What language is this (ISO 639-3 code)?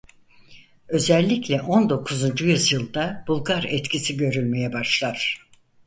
tur